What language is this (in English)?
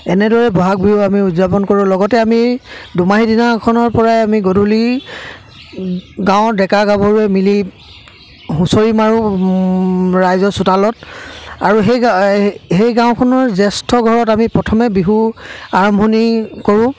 Assamese